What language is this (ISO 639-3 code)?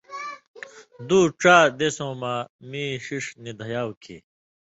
mvy